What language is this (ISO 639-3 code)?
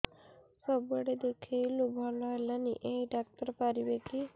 ori